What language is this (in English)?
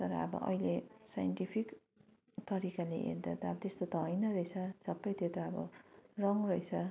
Nepali